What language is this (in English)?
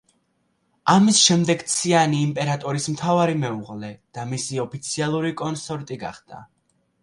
Georgian